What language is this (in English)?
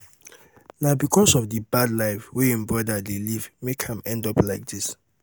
Nigerian Pidgin